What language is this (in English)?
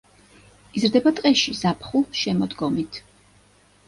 Georgian